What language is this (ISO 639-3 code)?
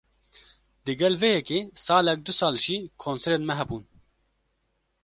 kur